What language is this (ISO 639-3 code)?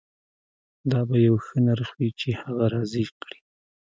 pus